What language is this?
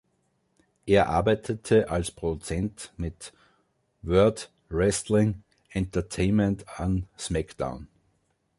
German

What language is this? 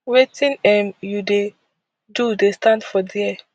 Nigerian Pidgin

